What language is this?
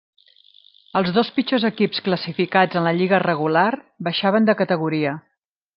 Catalan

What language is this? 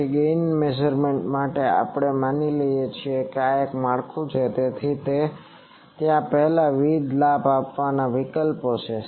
Gujarati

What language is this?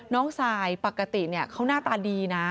Thai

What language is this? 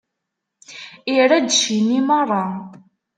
Kabyle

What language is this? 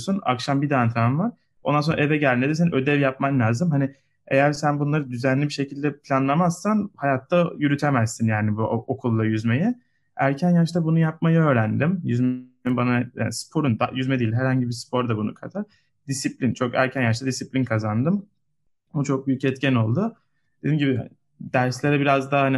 Turkish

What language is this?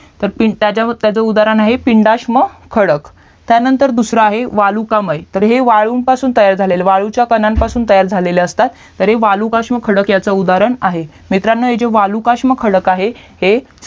Marathi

